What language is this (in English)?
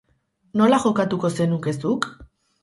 Basque